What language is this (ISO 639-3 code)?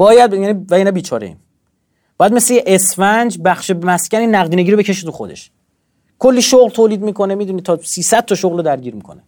fas